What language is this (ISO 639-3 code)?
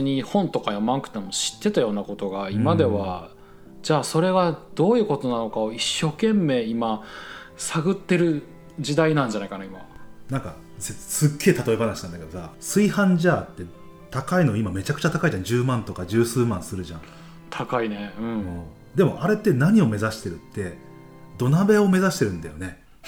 jpn